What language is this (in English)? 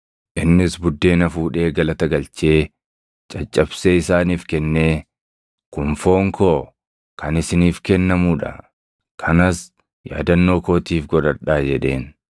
Oromo